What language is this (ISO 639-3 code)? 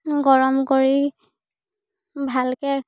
asm